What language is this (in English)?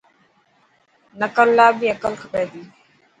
Dhatki